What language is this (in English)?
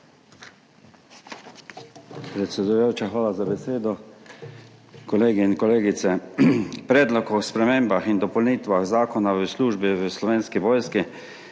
Slovenian